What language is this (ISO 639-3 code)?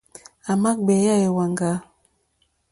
bri